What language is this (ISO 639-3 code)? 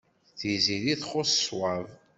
kab